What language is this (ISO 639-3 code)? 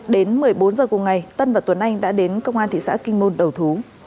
vie